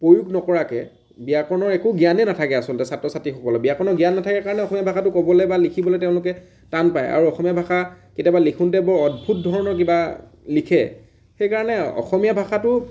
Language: Assamese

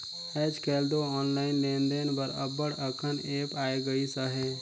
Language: Chhattisgarhi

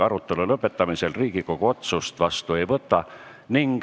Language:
Estonian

